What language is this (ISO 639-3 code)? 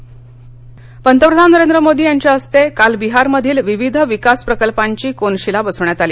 mar